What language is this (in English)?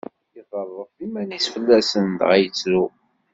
Kabyle